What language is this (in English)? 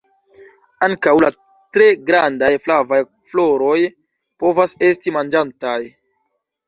Esperanto